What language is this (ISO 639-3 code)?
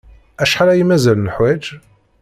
kab